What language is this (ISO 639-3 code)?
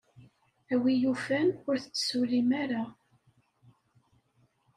kab